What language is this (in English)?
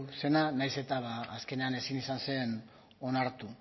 Basque